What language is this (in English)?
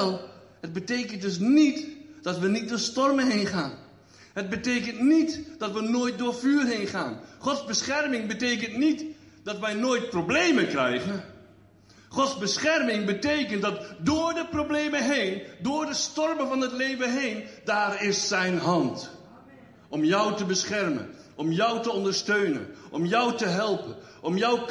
Dutch